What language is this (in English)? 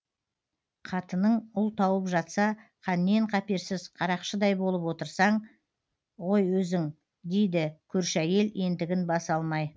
Kazakh